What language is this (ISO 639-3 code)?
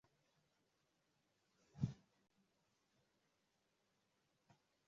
swa